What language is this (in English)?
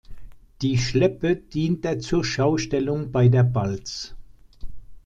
German